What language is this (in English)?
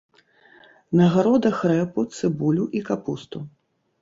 Belarusian